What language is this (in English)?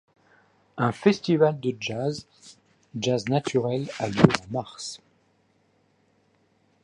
French